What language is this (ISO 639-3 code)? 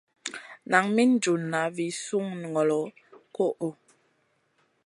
mcn